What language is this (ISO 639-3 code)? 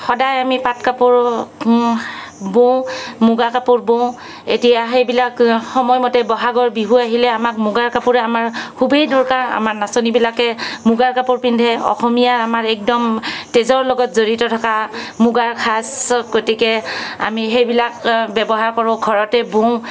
asm